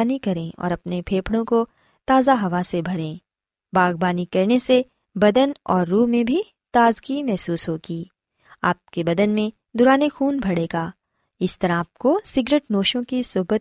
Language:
Urdu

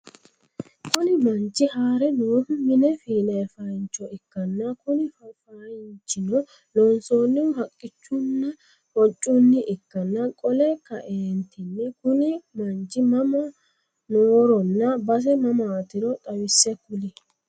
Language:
Sidamo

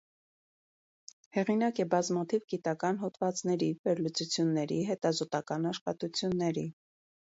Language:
Armenian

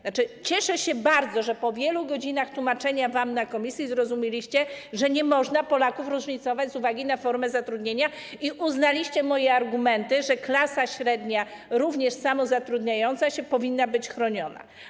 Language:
Polish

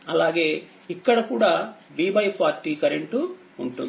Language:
Telugu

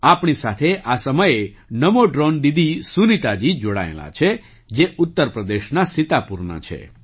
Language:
Gujarati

